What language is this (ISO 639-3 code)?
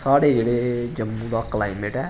doi